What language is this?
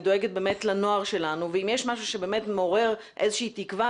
Hebrew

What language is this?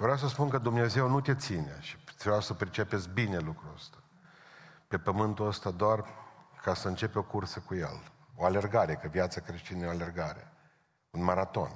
Romanian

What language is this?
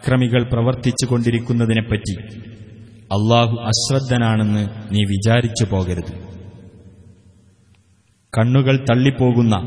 Arabic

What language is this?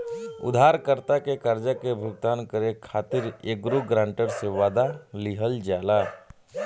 Bhojpuri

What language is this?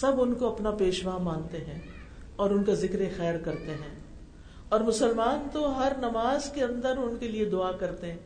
Urdu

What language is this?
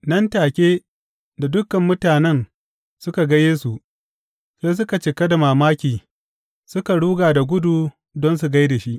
Hausa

